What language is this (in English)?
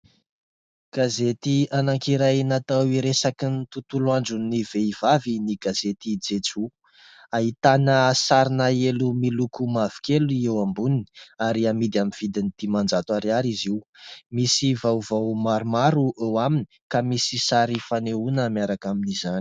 Malagasy